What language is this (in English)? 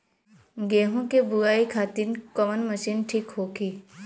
Bhojpuri